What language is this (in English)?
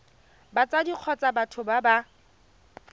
Tswana